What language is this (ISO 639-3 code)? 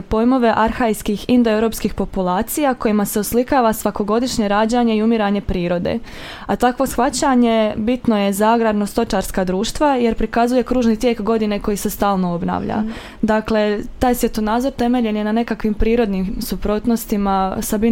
hrv